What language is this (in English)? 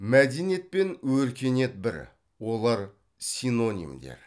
Kazakh